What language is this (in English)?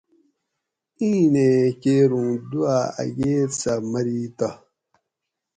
Gawri